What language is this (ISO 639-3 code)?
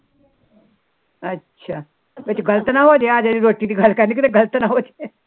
pan